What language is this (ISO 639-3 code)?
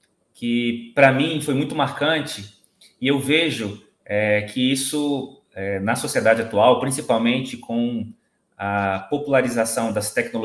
por